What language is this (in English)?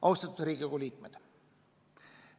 Estonian